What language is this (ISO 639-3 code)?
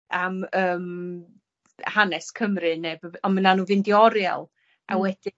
cym